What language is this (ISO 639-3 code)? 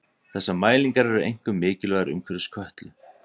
isl